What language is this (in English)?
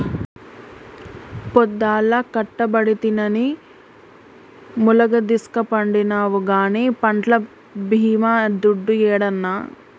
Telugu